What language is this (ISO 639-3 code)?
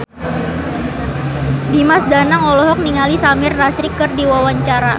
sun